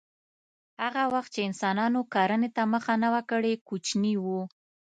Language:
Pashto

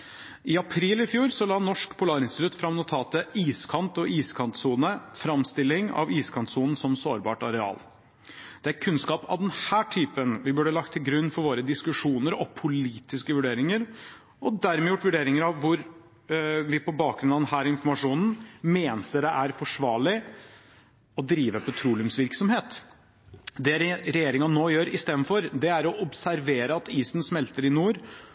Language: Norwegian Bokmål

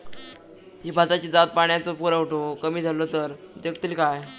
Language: Marathi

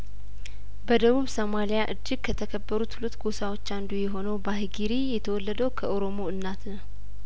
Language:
Amharic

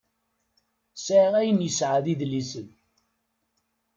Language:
Kabyle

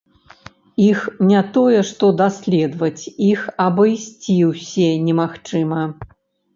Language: Belarusian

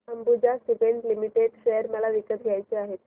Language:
Marathi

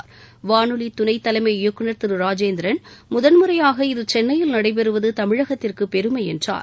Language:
Tamil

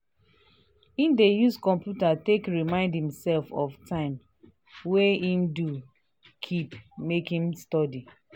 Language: Nigerian Pidgin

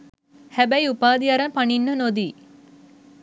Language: Sinhala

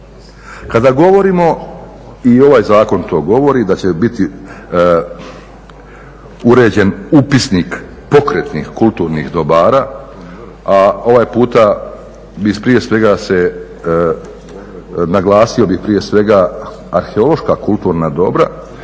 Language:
Croatian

